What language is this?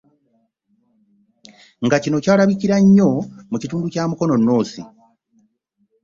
Ganda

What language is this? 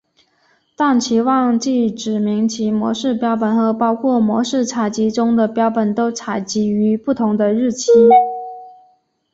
Chinese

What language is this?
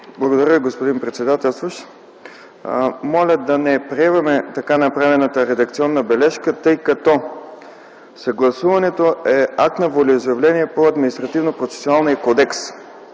Bulgarian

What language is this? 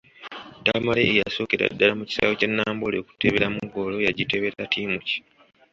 Ganda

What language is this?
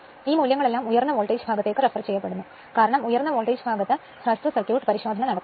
Malayalam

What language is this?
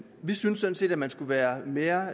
Danish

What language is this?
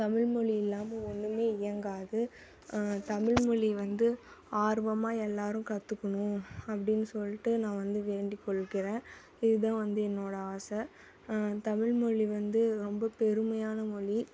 Tamil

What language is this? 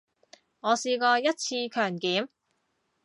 Cantonese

